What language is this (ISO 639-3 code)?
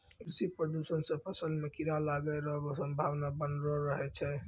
mai